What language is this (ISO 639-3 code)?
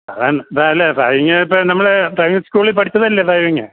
mal